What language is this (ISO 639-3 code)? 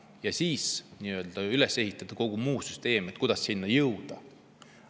est